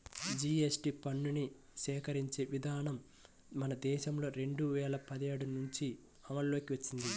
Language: Telugu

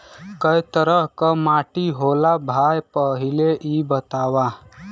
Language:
Bhojpuri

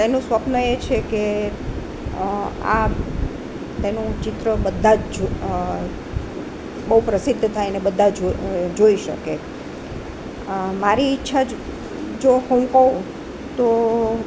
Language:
Gujarati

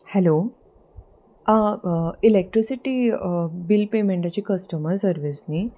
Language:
Konkani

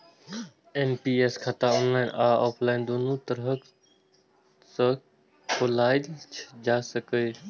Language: Maithili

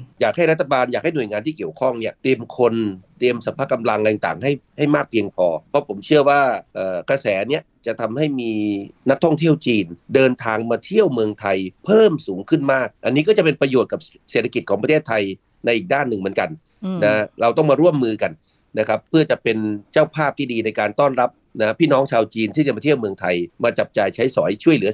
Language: Thai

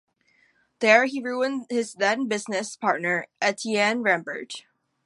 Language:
English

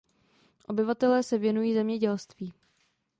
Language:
Czech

